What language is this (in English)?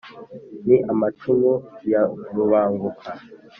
Kinyarwanda